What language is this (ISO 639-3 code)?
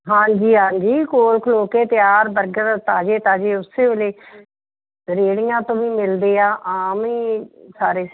pan